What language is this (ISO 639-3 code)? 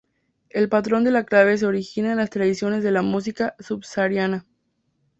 spa